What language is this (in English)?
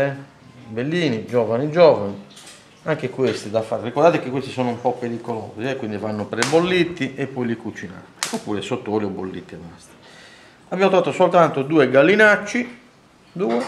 Italian